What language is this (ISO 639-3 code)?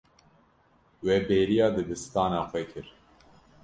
kur